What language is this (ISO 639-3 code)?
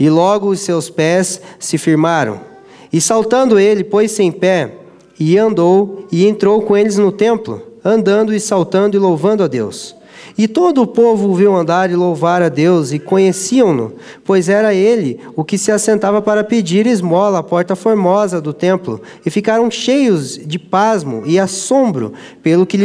por